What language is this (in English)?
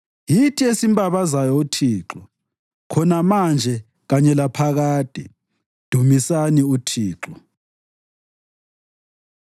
North Ndebele